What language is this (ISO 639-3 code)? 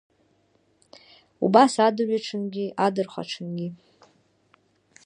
abk